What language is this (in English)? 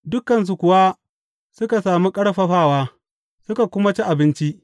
Hausa